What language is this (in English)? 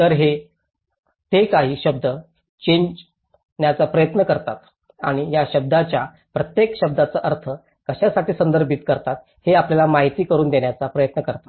Marathi